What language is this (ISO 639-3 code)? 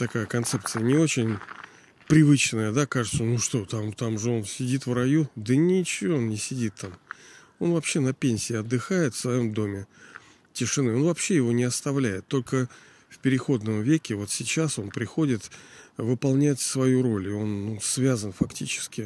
rus